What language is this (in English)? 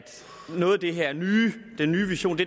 Danish